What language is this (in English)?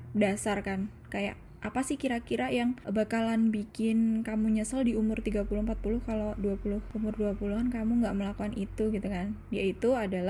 Indonesian